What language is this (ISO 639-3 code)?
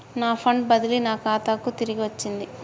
tel